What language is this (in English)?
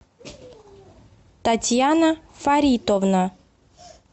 Russian